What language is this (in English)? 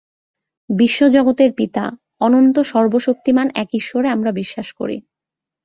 Bangla